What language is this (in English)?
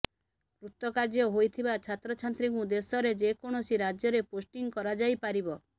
Odia